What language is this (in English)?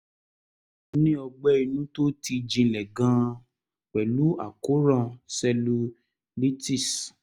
Yoruba